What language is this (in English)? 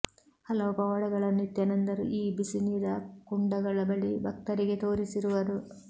Kannada